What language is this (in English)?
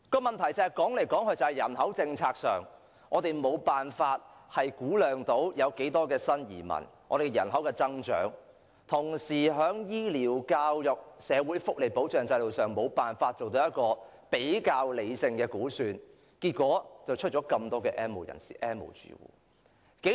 Cantonese